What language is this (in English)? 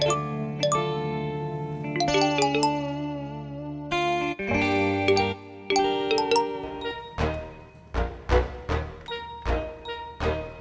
Indonesian